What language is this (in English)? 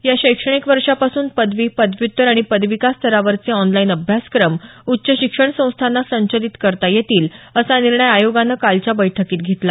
Marathi